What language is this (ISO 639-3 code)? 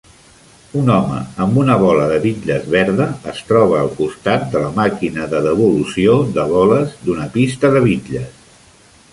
cat